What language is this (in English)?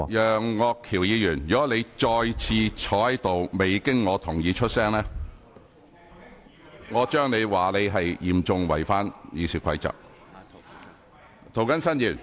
Cantonese